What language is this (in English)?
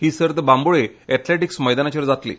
Konkani